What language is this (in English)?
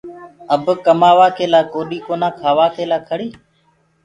Gurgula